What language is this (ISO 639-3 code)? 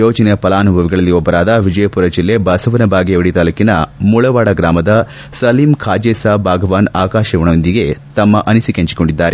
kan